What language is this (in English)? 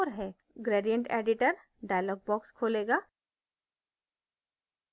Hindi